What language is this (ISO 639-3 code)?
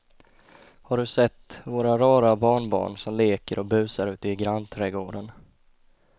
swe